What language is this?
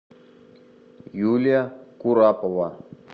Russian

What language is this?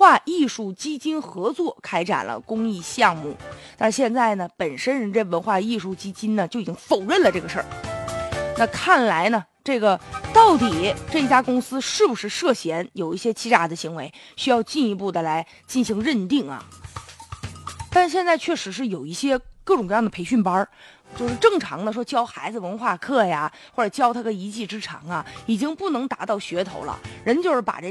Chinese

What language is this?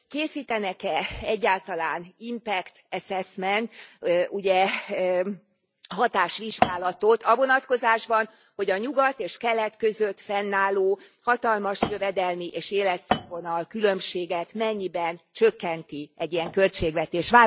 Hungarian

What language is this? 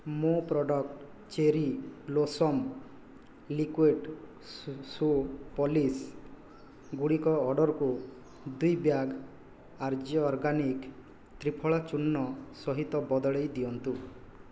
Odia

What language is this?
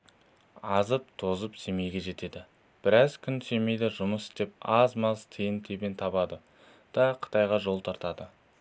Kazakh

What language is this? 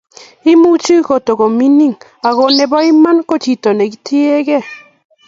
Kalenjin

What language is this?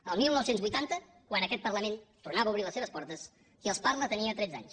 Catalan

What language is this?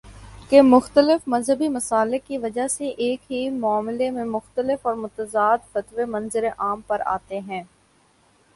Urdu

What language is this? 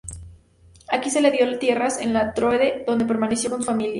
Spanish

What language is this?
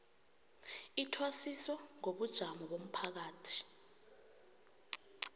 South Ndebele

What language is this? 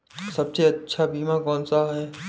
Hindi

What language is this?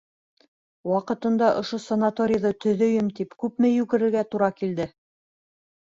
Bashkir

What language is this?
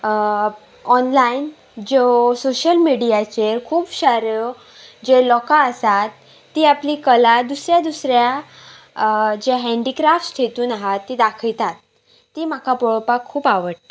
Konkani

